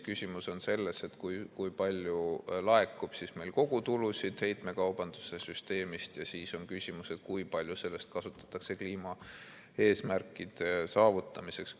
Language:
Estonian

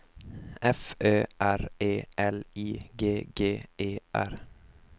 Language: Swedish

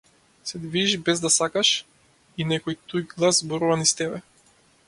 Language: Macedonian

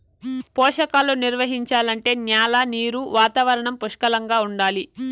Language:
Telugu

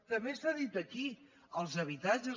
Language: Catalan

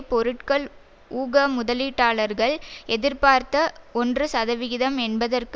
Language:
Tamil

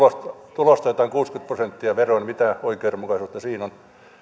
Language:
Finnish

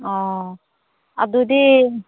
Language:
Manipuri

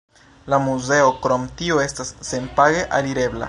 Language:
Esperanto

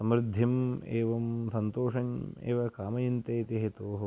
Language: Sanskrit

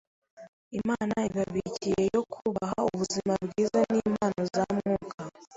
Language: Kinyarwanda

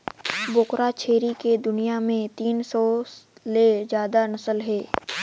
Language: Chhattisgarhi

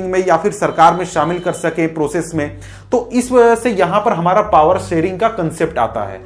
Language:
Hindi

